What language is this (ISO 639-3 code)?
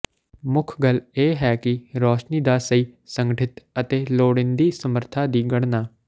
pan